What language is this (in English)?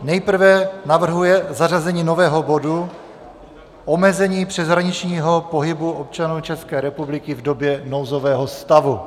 Czech